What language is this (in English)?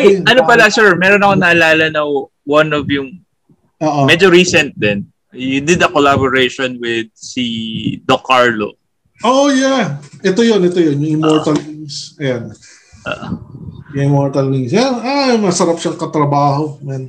Filipino